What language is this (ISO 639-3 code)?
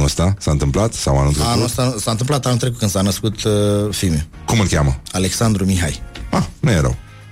ron